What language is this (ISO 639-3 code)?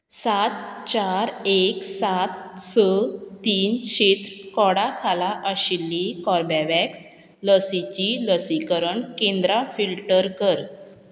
kok